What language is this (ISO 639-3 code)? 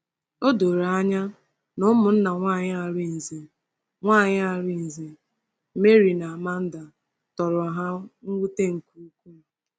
ibo